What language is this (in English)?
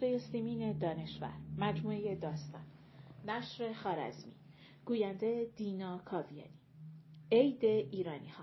Persian